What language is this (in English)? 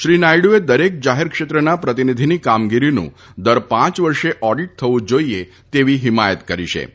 Gujarati